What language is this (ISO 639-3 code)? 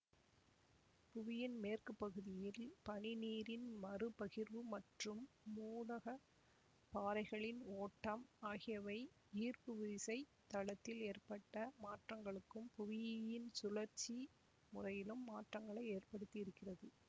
tam